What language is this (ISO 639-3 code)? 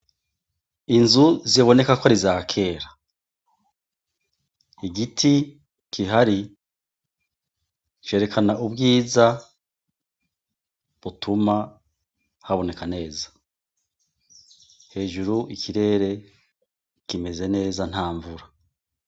run